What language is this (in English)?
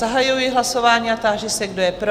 Czech